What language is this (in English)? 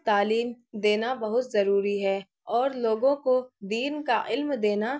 Urdu